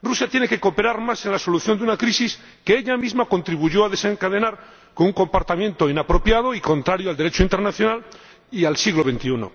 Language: Spanish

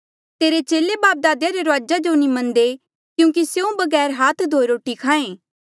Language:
Mandeali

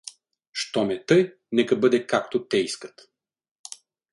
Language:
Bulgarian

